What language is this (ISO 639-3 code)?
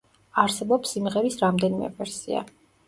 kat